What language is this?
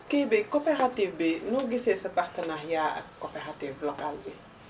Wolof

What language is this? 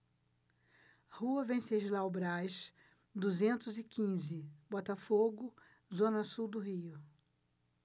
Portuguese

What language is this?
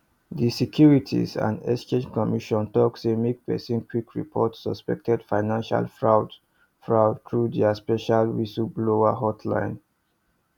Nigerian Pidgin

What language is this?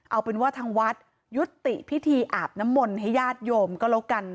Thai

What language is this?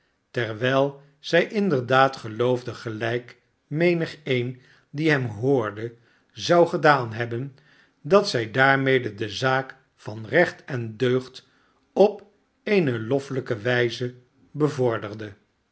Dutch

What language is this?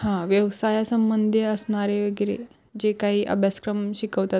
Marathi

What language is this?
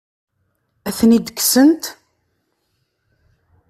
Kabyle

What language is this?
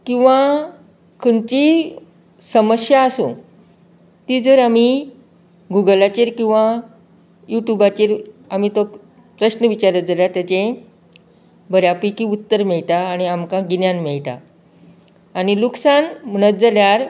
Konkani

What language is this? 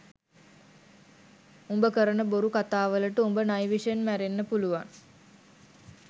Sinhala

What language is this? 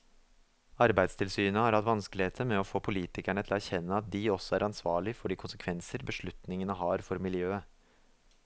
Norwegian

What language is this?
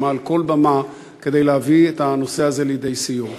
Hebrew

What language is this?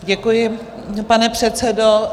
Czech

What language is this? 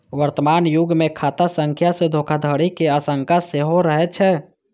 Maithili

